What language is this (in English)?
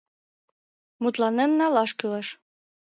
Mari